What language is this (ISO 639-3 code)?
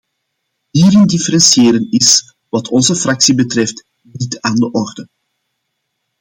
nld